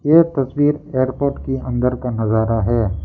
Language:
Hindi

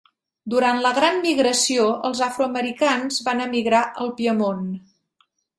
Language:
Catalan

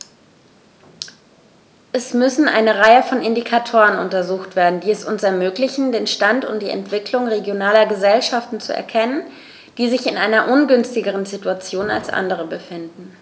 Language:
German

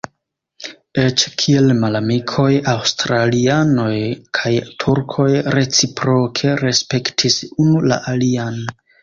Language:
Esperanto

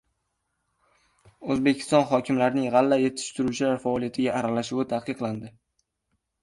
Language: Uzbek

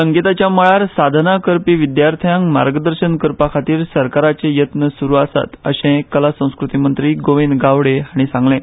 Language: Konkani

